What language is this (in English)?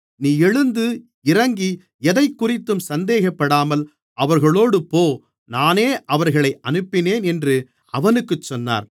Tamil